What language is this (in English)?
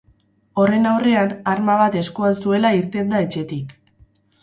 Basque